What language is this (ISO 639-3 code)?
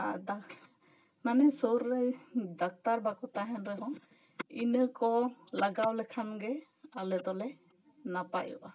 sat